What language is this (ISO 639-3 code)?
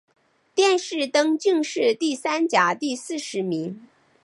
zho